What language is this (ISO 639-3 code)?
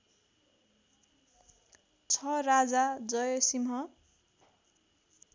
nep